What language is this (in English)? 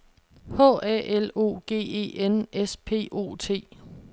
Danish